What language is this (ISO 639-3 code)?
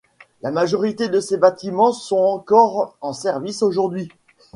fra